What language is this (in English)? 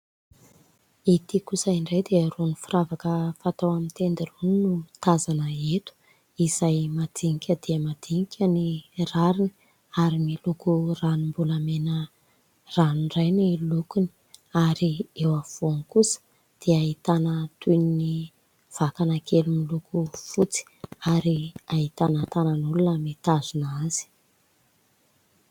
Malagasy